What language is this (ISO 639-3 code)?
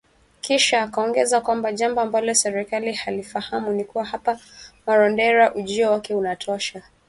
swa